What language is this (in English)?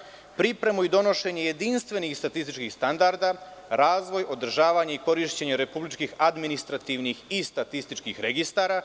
Serbian